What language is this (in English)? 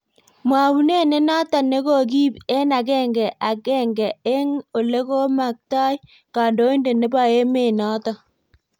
Kalenjin